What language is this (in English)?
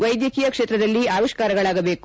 Kannada